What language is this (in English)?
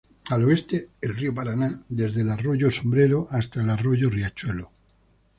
Spanish